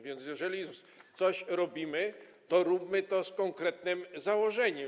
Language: Polish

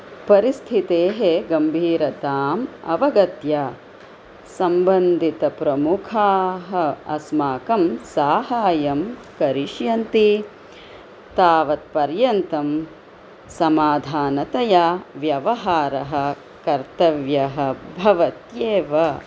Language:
Sanskrit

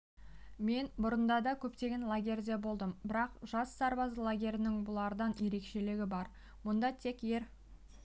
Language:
Kazakh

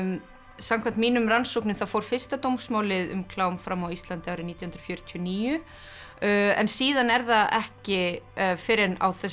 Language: Icelandic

